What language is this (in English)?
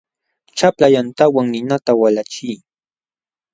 Jauja Wanca Quechua